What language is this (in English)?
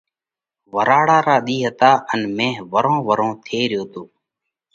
Parkari Koli